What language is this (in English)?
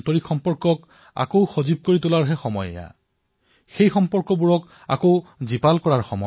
Assamese